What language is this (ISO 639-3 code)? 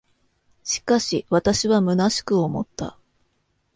jpn